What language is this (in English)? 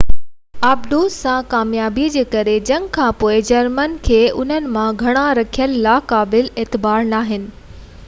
Sindhi